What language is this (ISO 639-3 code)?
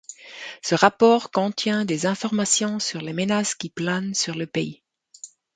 fra